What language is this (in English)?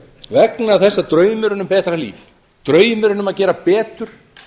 Icelandic